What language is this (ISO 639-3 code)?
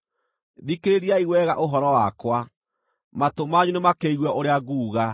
kik